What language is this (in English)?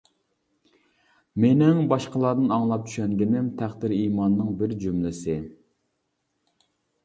Uyghur